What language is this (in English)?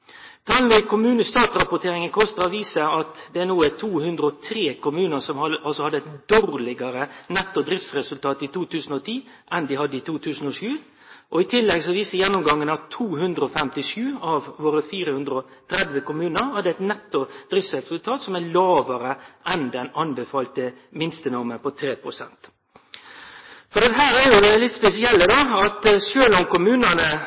Norwegian Nynorsk